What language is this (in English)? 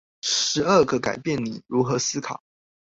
Chinese